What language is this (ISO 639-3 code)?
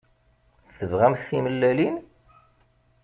kab